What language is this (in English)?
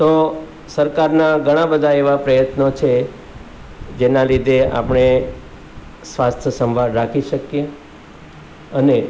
Gujarati